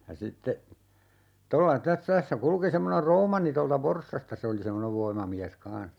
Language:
Finnish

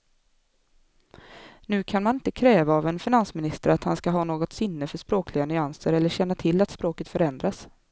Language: Swedish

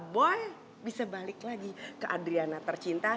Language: Indonesian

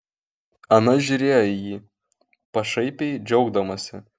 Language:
Lithuanian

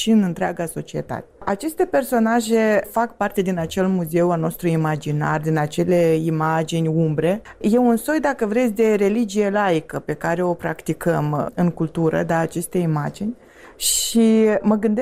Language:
Romanian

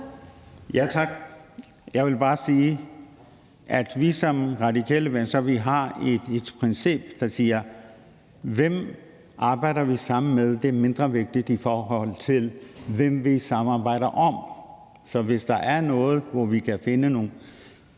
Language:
Danish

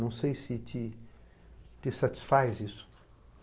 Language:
Portuguese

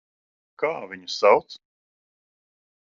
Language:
Latvian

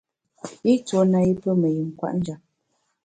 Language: Bamun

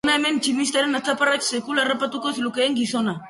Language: Basque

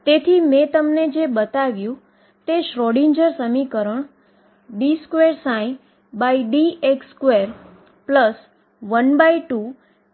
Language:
Gujarati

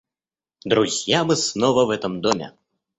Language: Russian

